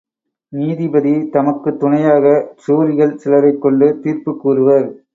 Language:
Tamil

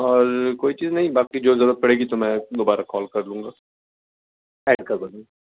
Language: Urdu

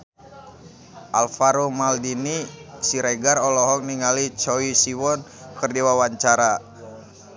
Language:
Sundanese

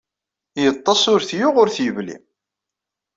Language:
Kabyle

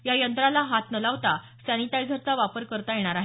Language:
Marathi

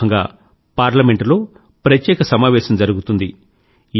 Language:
Telugu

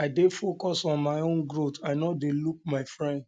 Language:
Nigerian Pidgin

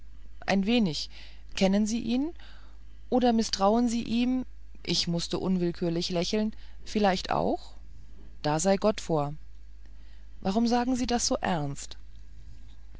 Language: German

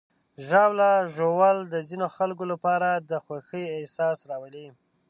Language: Pashto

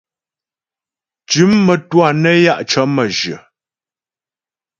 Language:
Ghomala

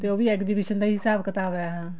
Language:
Punjabi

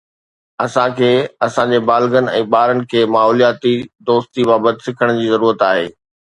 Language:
Sindhi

